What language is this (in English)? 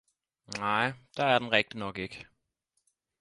Danish